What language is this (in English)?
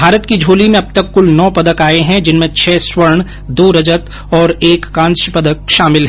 Hindi